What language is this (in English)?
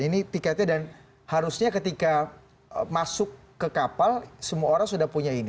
Indonesian